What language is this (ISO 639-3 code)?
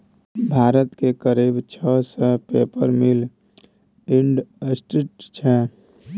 mai